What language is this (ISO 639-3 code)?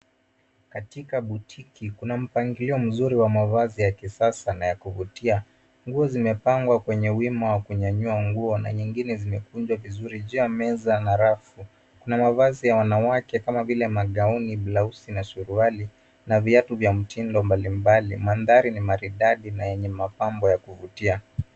swa